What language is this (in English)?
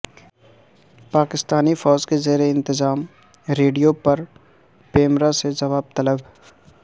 Urdu